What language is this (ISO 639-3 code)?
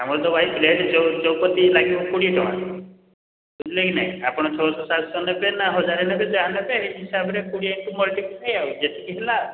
ori